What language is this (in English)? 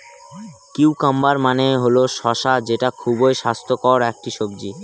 Bangla